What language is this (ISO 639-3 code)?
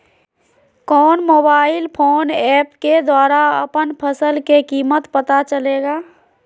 mag